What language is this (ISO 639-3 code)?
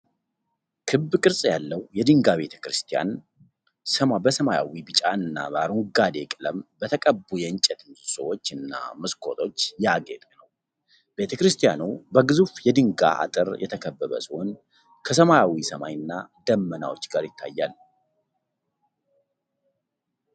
amh